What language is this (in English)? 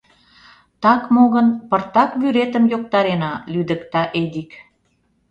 Mari